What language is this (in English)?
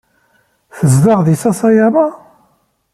Kabyle